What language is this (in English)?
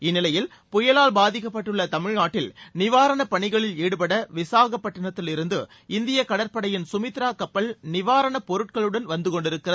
Tamil